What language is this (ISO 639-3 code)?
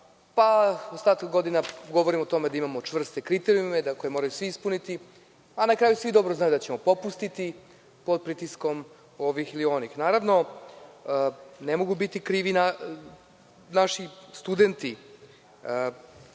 srp